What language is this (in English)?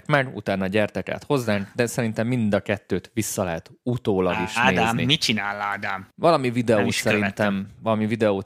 Hungarian